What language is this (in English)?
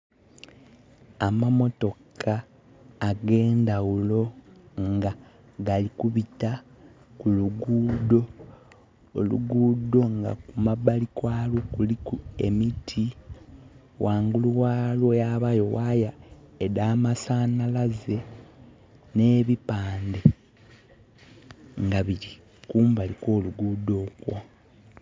Soga